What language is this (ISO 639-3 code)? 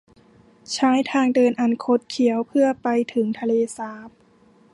tha